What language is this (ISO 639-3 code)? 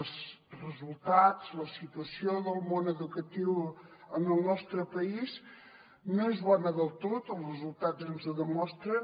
cat